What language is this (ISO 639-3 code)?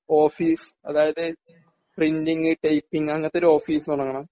mal